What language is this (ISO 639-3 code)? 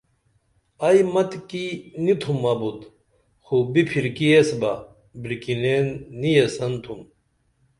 dml